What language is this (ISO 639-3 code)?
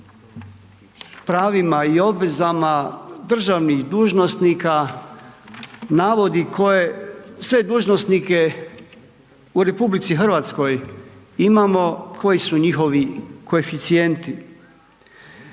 hrv